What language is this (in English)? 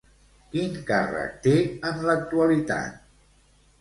Catalan